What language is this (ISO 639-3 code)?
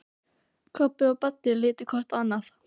isl